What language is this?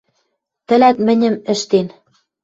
Western Mari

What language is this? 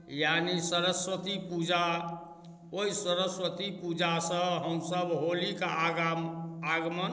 Maithili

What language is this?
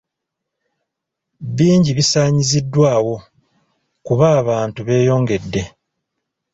Ganda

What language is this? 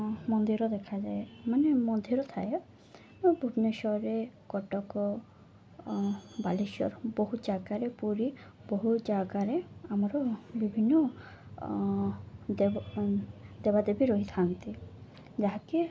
Odia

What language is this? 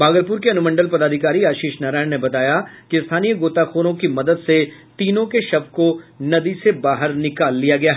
Hindi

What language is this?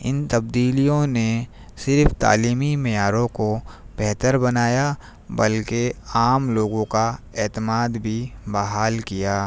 Urdu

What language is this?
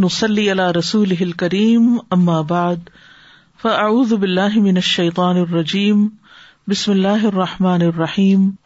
Urdu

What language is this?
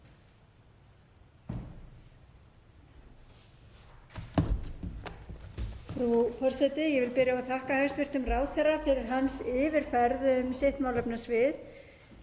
Icelandic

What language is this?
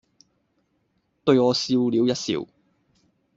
Cantonese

